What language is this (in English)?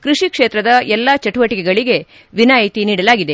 Kannada